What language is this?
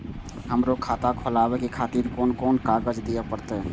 Maithili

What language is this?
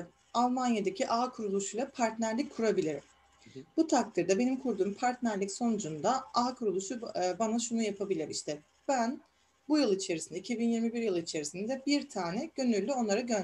Turkish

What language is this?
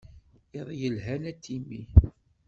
Kabyle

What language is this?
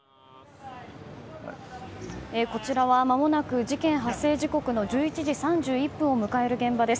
Japanese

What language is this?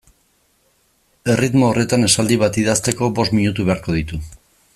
Basque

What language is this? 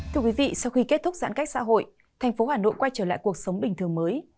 Vietnamese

